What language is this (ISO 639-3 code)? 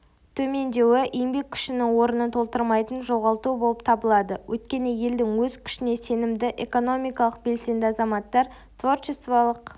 kaz